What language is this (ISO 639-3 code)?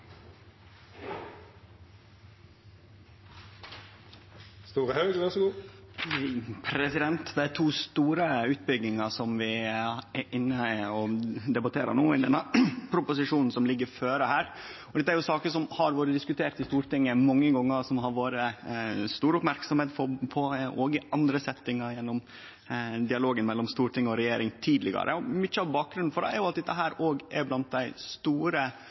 nno